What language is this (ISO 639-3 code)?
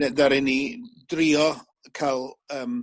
cym